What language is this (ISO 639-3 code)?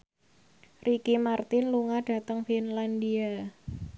jav